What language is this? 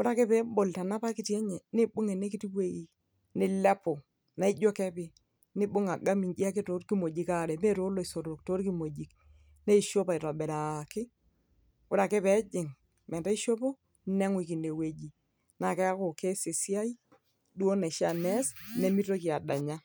Masai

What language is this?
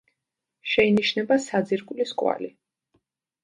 Georgian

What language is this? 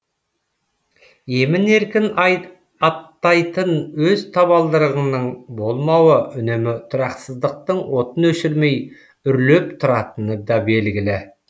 Kazakh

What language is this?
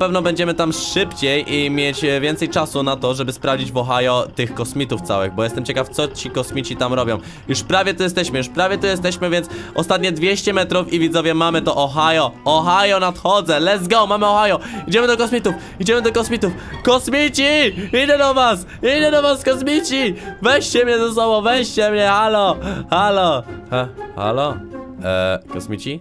Polish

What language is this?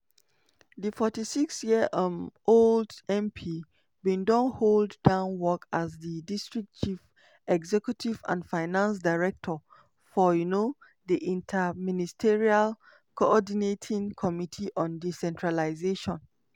Nigerian Pidgin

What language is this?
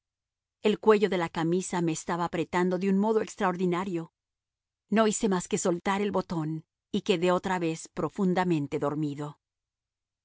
Spanish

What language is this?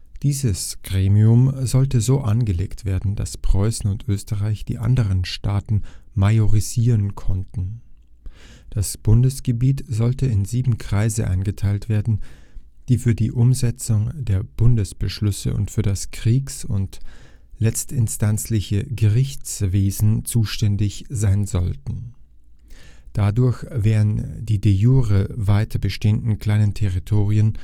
German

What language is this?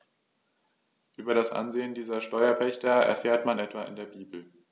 German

